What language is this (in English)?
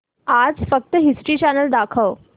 Marathi